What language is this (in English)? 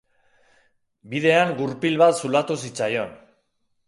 Basque